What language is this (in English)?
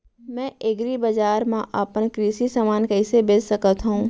Chhattisgarhi